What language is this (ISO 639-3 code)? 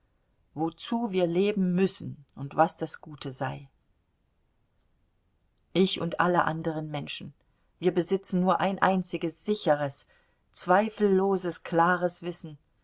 deu